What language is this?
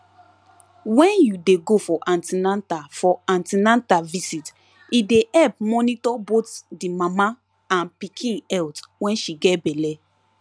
Nigerian Pidgin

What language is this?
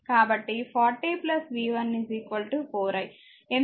Telugu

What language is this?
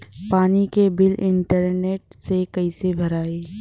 Bhojpuri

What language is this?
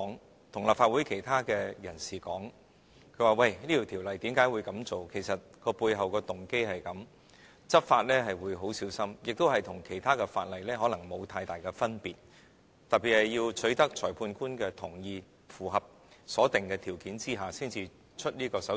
Cantonese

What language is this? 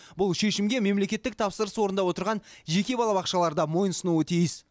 Kazakh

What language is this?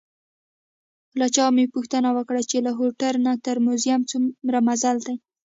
Pashto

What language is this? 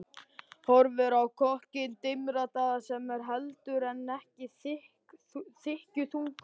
Icelandic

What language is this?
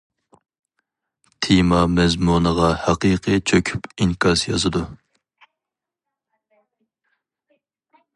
Uyghur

